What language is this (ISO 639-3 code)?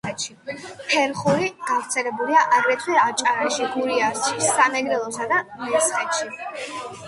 kat